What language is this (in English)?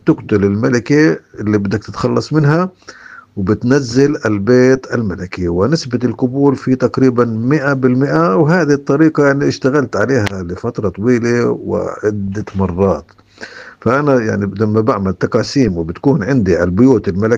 Arabic